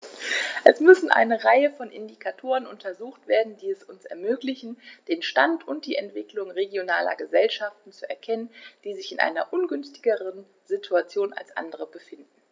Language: German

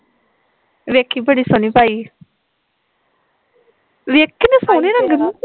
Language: Punjabi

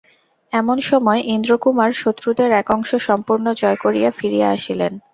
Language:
Bangla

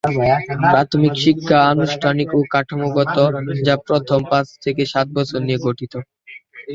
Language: Bangla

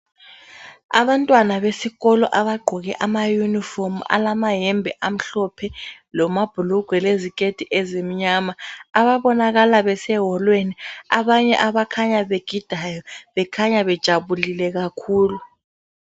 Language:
North Ndebele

